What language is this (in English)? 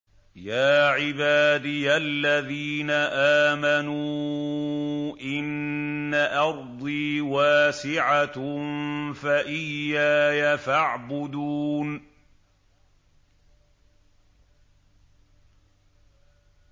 Arabic